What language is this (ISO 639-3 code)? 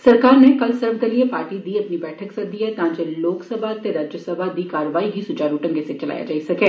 doi